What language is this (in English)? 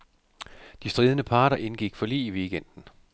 Danish